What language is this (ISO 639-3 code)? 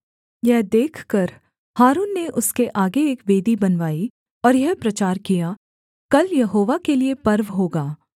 hin